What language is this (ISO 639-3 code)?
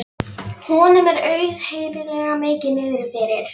isl